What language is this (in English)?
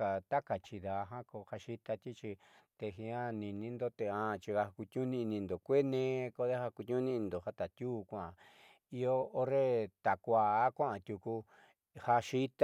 Southeastern Nochixtlán Mixtec